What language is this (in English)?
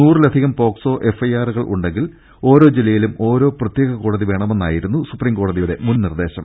Malayalam